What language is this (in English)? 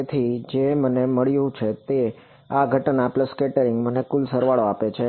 Gujarati